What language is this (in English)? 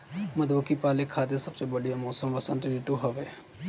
Bhojpuri